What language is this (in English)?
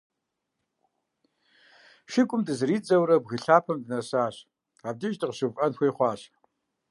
Kabardian